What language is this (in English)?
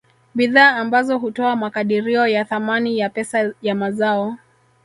Swahili